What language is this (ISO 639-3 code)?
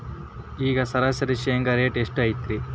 kan